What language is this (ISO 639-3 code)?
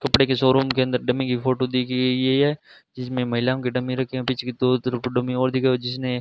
hin